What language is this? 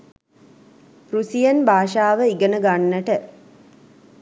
Sinhala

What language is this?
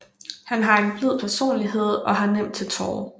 Danish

